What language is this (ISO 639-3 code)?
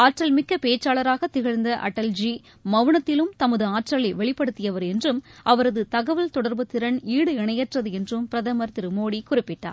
tam